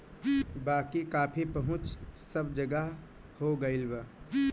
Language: Bhojpuri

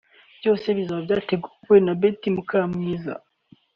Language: Kinyarwanda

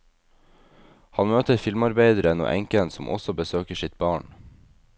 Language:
Norwegian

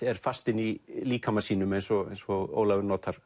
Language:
Icelandic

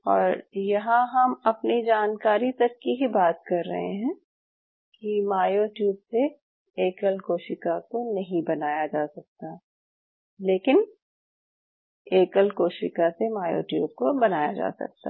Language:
Hindi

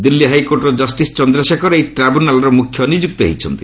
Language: Odia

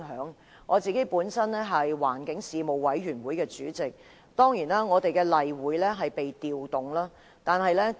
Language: Cantonese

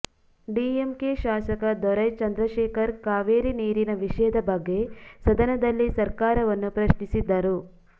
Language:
Kannada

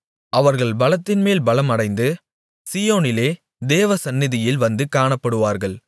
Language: Tamil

